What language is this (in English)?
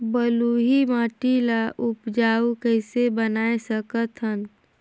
Chhattisgarhi